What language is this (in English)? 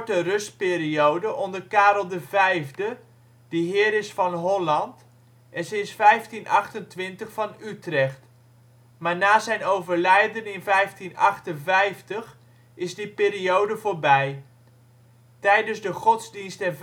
Dutch